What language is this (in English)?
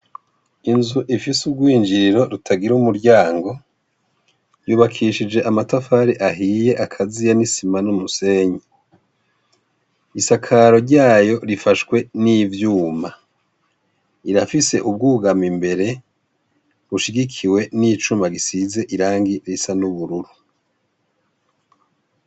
Rundi